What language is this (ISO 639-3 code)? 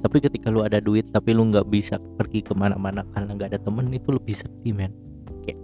ind